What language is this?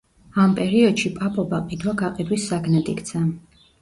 Georgian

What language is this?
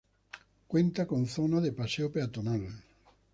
Spanish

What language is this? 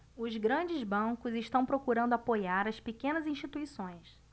Portuguese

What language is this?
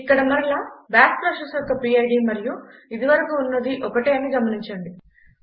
Telugu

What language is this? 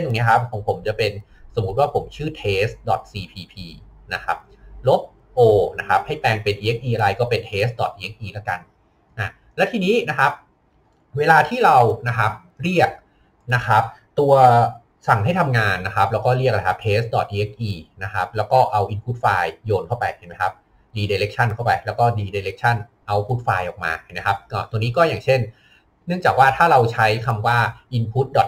Thai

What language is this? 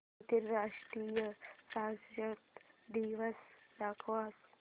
Marathi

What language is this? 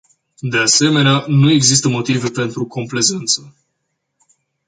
Romanian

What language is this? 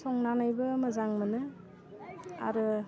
Bodo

